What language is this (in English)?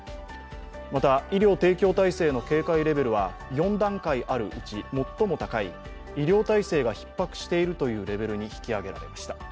Japanese